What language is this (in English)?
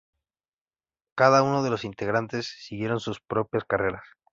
Spanish